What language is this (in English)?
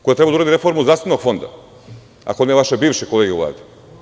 Serbian